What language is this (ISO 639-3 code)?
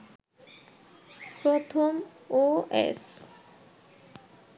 ben